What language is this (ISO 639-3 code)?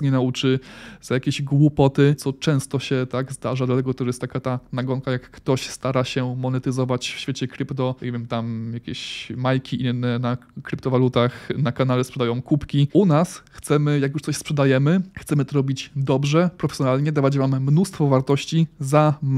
pol